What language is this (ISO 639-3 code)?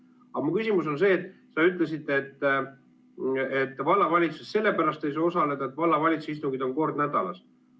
est